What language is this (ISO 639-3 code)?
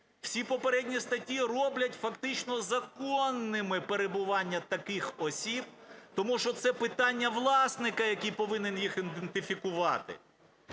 ukr